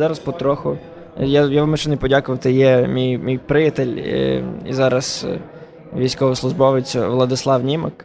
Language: Ukrainian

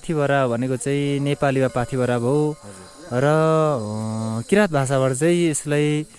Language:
Indonesian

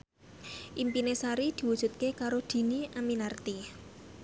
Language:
Javanese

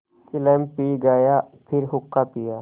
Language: Hindi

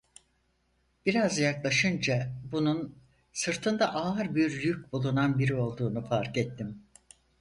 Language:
Turkish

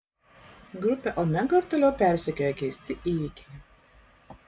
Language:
Lithuanian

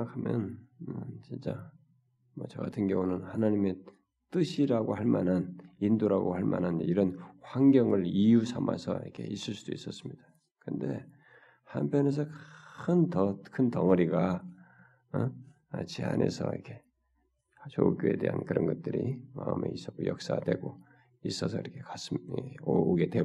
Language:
Korean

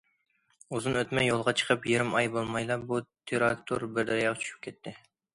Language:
Uyghur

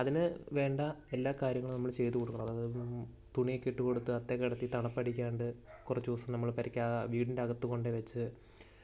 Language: Malayalam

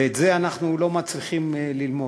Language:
Hebrew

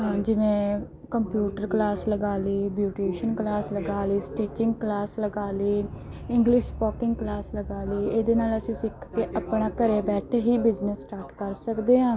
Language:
Punjabi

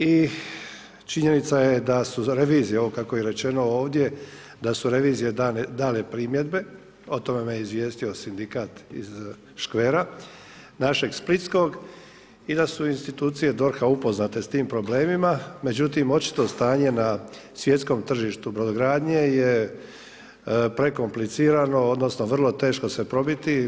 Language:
Croatian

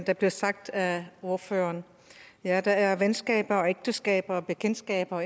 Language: Danish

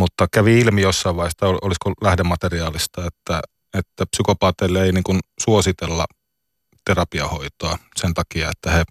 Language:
Finnish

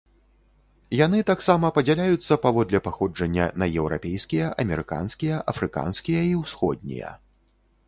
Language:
Belarusian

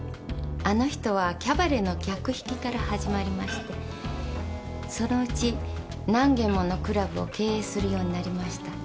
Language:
Japanese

